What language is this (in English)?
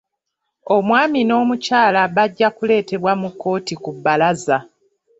Ganda